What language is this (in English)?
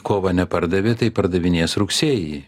Lithuanian